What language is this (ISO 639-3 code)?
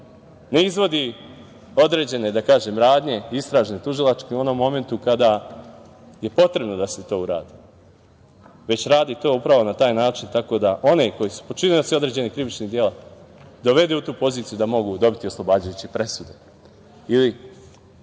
srp